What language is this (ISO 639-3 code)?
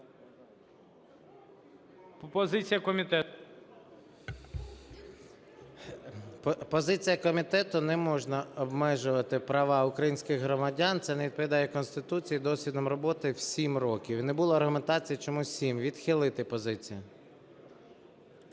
ukr